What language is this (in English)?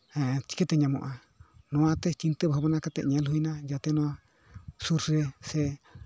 Santali